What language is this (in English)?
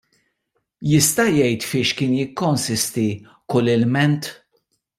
Maltese